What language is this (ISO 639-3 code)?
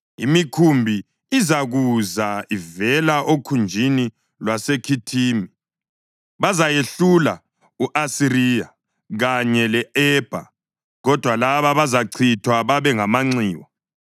nde